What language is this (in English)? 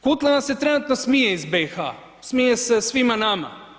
Croatian